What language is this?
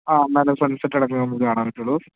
Malayalam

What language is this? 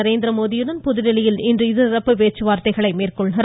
Tamil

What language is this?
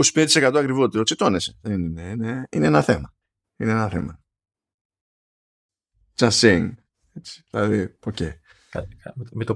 Greek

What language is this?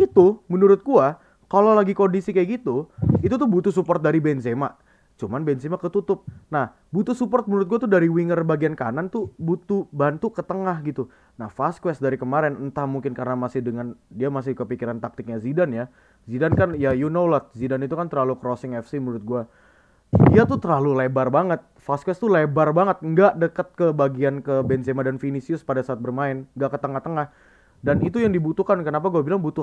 Indonesian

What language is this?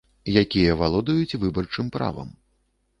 Belarusian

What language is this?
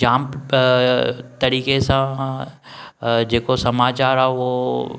Sindhi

